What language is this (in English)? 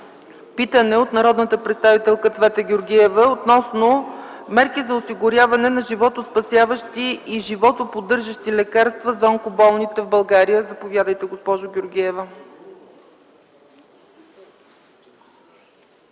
Bulgarian